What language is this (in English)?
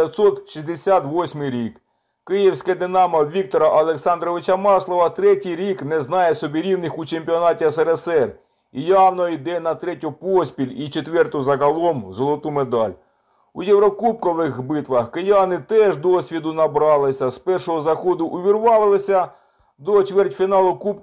Ukrainian